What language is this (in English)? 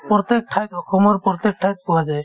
Assamese